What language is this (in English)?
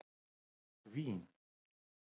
Icelandic